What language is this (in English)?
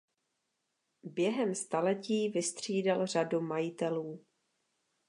Czech